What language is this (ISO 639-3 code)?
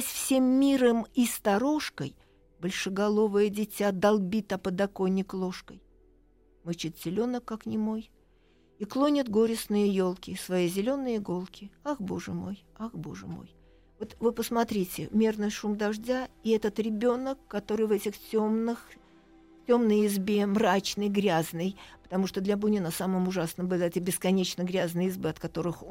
rus